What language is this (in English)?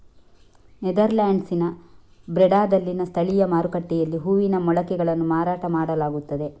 Kannada